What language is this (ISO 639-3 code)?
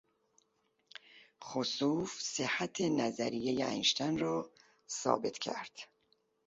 fas